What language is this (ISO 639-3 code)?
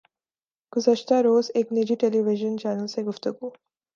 urd